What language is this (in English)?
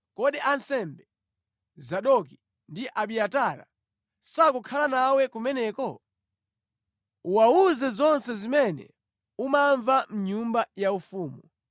Nyanja